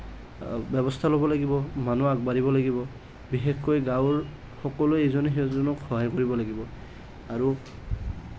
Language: Assamese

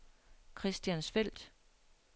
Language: Danish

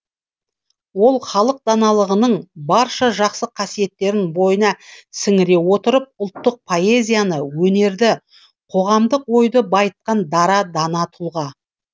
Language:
Kazakh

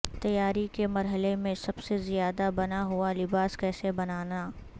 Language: Urdu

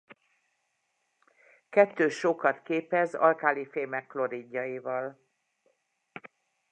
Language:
Hungarian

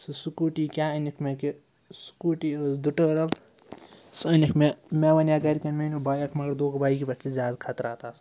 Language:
Kashmiri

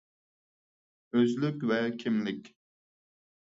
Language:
Uyghur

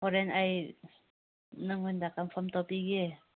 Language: Manipuri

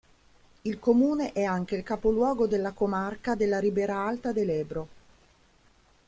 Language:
Italian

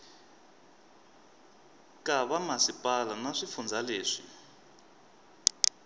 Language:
Tsonga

